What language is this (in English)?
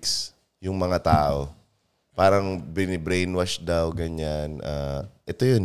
Filipino